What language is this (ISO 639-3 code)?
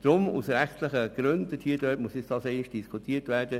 gsw